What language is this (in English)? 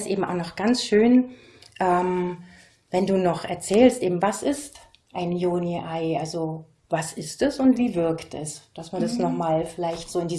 German